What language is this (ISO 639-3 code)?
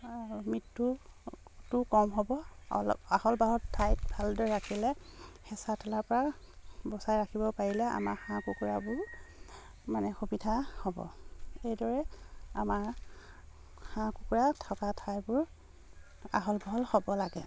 asm